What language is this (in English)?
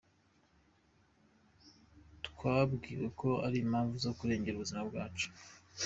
Kinyarwanda